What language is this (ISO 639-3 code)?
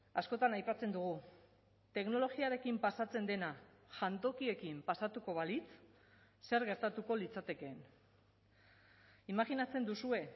eus